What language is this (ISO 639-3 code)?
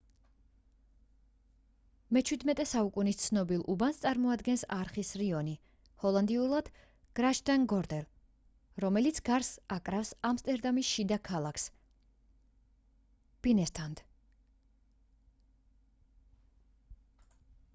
kat